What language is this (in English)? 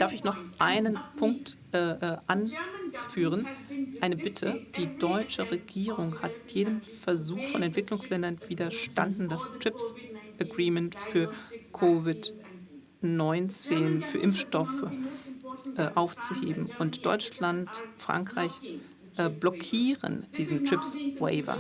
German